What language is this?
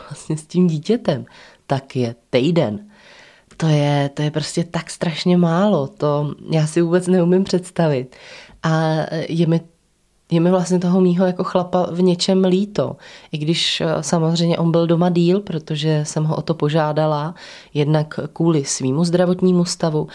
Czech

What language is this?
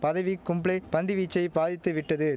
Tamil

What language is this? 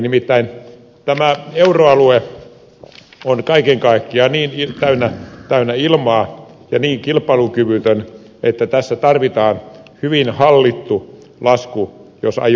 Finnish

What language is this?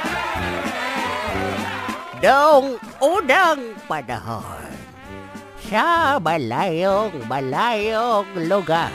Filipino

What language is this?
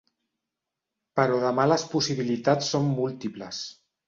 Catalan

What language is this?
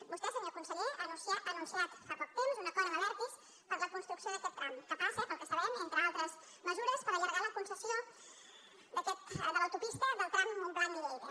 Catalan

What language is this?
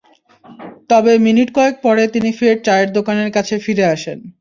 Bangla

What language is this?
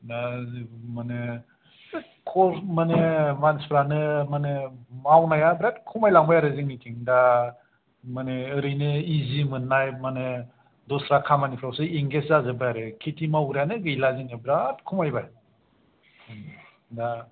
Bodo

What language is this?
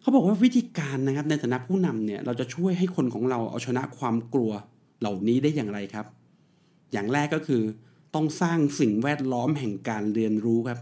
Thai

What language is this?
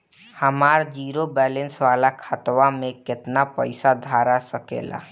Bhojpuri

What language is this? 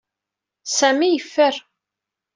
Kabyle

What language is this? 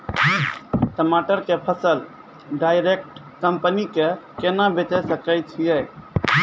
Maithili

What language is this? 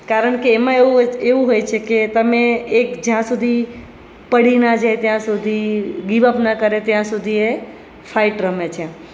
Gujarati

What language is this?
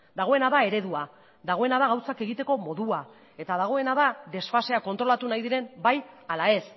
Basque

